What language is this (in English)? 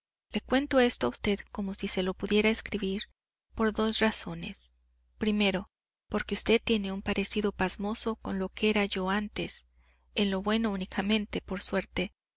Spanish